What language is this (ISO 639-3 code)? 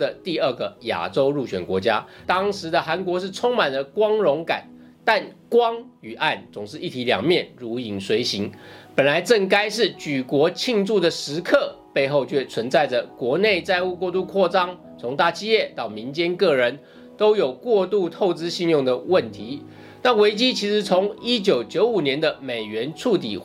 zho